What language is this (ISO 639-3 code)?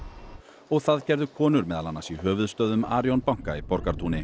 isl